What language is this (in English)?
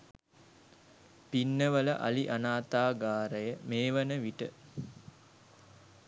Sinhala